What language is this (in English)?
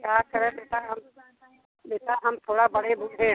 Hindi